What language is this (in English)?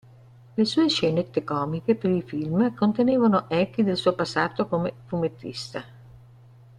Italian